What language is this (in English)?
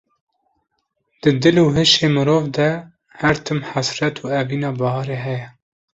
Kurdish